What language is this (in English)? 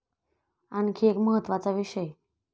Marathi